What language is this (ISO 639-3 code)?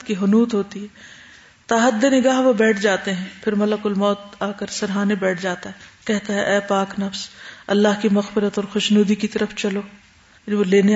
urd